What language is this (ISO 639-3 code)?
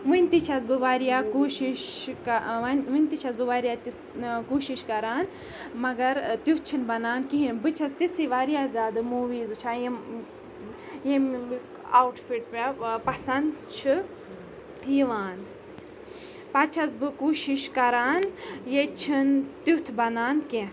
kas